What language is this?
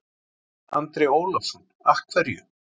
Icelandic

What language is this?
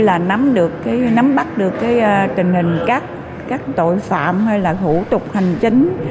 Vietnamese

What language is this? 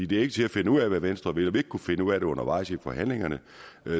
Danish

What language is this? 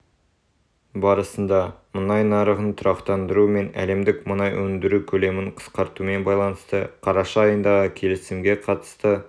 Kazakh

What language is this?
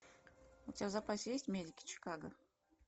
Russian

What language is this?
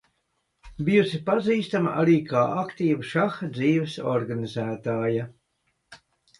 Latvian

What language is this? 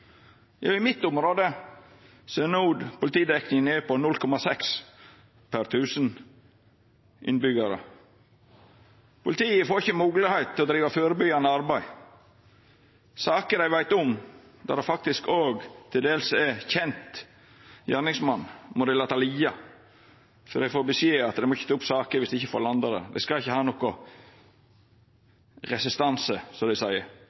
Norwegian Nynorsk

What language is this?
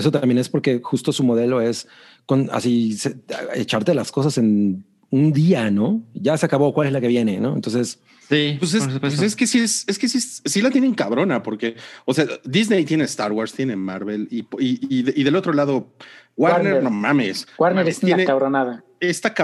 Spanish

